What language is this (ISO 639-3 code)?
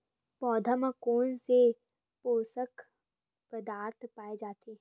hne